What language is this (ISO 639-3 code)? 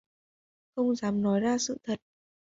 vie